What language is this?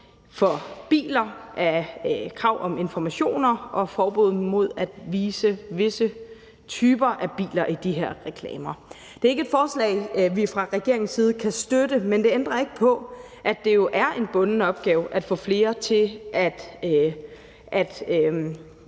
Danish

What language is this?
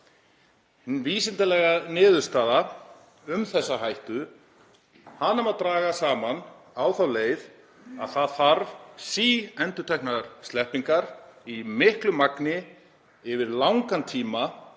Icelandic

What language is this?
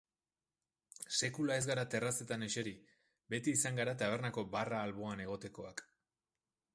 Basque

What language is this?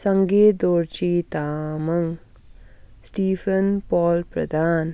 Nepali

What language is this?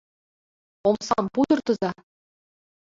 Mari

